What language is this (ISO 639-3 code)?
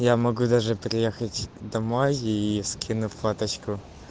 rus